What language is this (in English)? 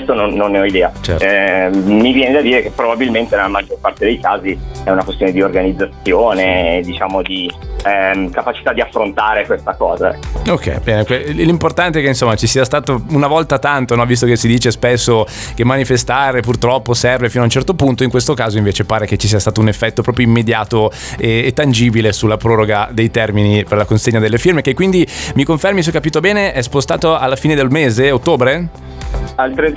Italian